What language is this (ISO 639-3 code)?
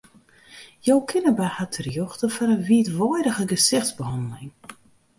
fry